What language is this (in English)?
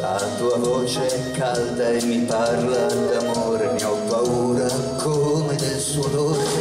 Italian